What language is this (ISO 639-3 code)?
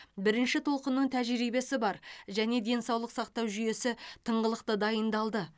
kaz